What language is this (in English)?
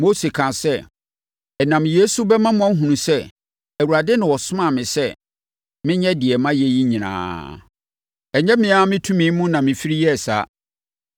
Akan